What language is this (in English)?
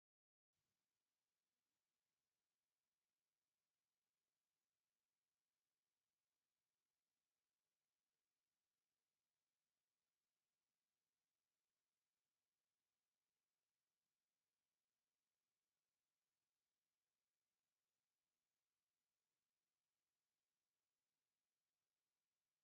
Tigrinya